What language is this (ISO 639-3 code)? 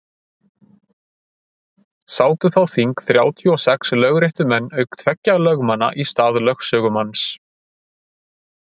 isl